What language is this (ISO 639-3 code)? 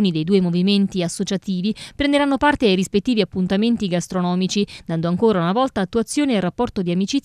ita